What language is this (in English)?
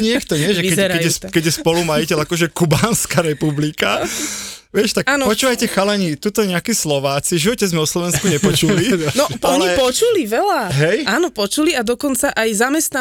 Slovak